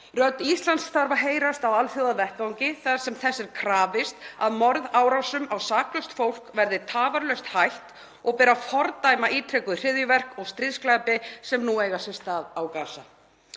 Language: Icelandic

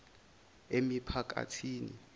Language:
Zulu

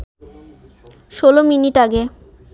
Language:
Bangla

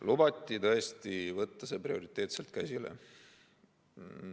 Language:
Estonian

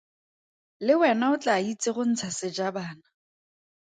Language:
Tswana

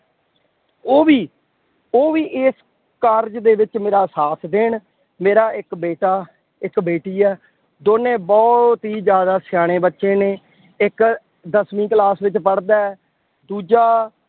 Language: Punjabi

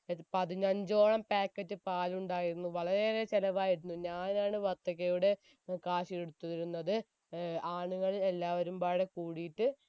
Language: Malayalam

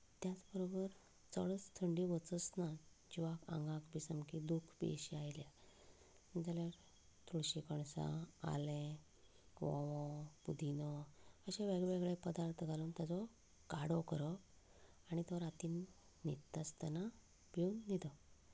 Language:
Konkani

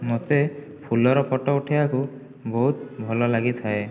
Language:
Odia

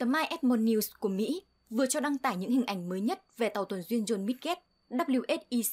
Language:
Vietnamese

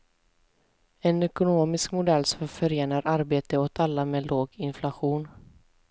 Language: Swedish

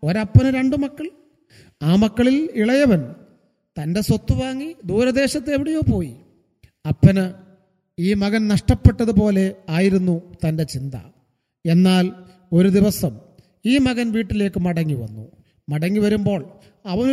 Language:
Malayalam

